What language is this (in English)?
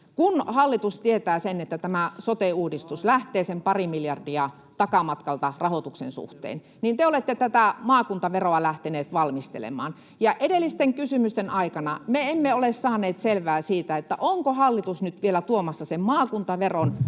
Finnish